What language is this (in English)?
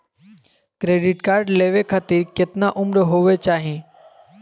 Magahi